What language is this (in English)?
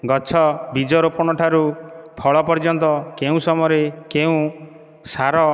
Odia